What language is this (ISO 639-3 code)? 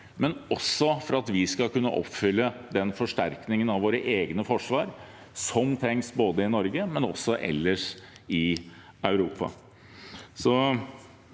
nor